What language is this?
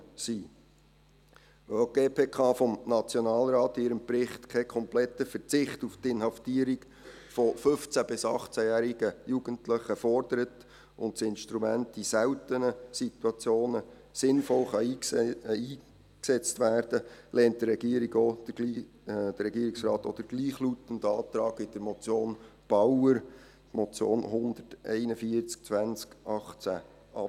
Swiss German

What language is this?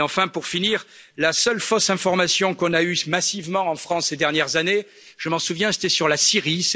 French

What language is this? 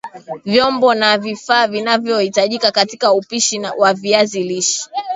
Swahili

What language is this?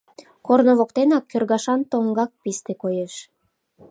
Mari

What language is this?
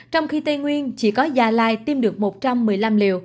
Vietnamese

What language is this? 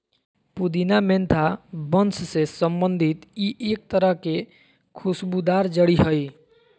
Magahi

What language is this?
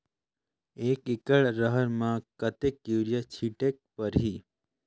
Chhattisgarhi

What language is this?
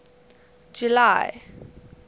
English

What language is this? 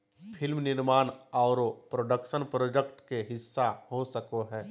Magahi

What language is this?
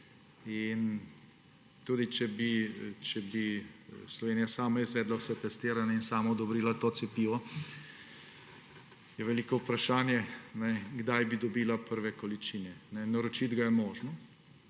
Slovenian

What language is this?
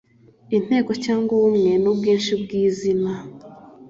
Kinyarwanda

